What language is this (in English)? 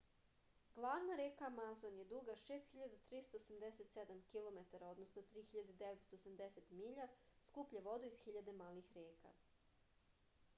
Serbian